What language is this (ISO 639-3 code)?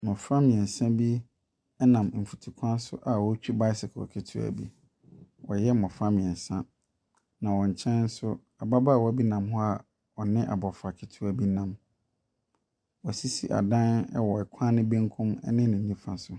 aka